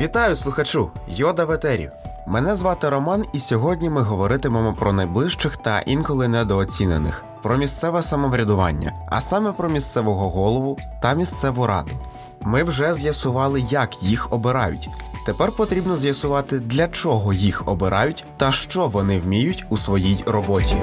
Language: Ukrainian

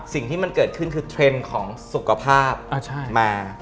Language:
Thai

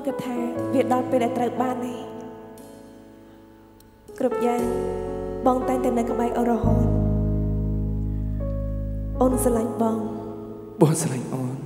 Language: Vietnamese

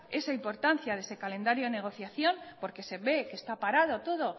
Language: Spanish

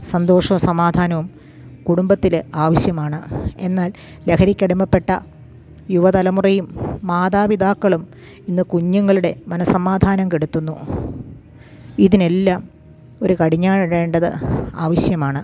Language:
Malayalam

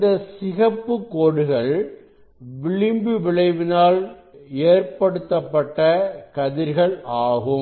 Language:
Tamil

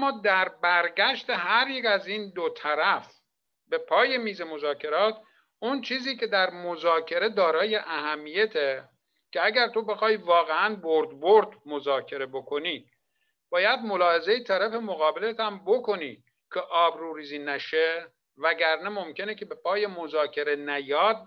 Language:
Persian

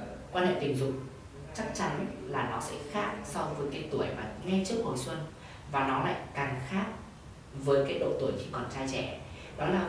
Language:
Vietnamese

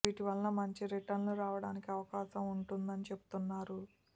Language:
Telugu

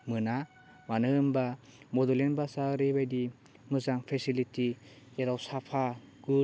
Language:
Bodo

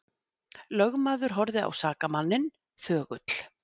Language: Icelandic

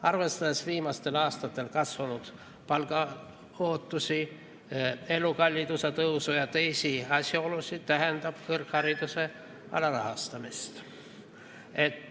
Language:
Estonian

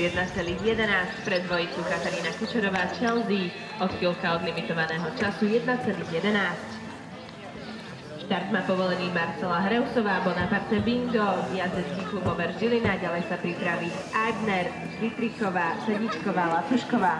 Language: Czech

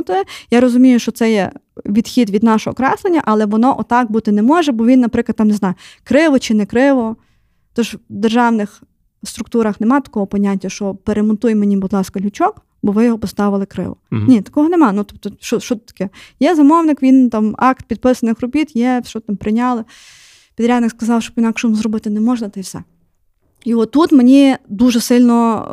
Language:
Ukrainian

